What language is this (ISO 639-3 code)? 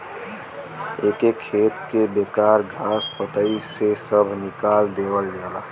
bho